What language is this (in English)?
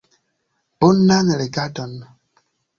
Esperanto